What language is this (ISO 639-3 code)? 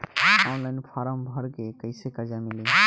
bho